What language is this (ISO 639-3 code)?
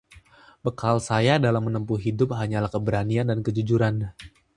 ind